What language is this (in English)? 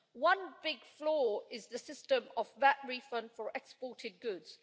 English